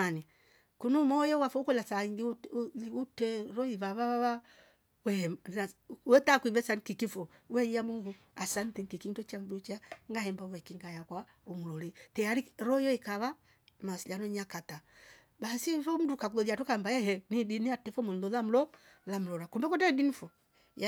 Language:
Rombo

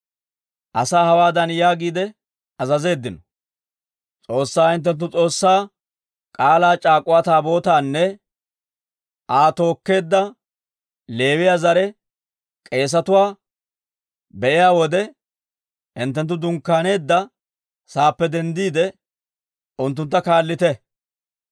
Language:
Dawro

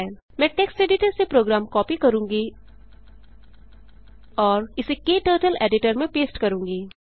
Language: Hindi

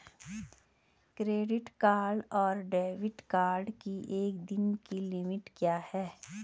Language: Hindi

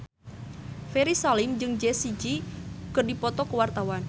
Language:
Sundanese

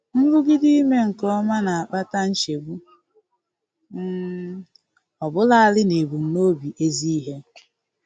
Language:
Igbo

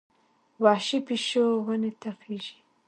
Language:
Pashto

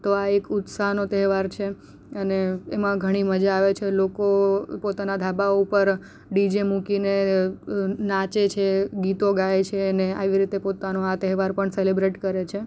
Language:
Gujarati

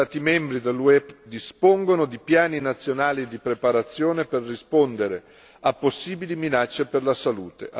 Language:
Italian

